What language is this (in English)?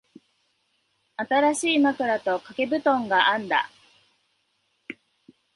Japanese